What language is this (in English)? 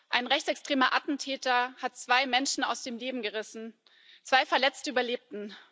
German